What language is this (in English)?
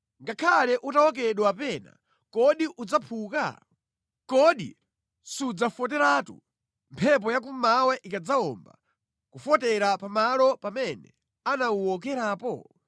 Nyanja